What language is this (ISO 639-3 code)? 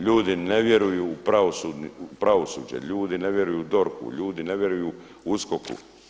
hrv